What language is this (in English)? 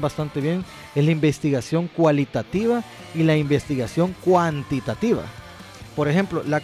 Spanish